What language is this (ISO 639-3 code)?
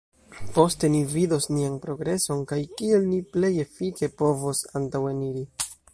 epo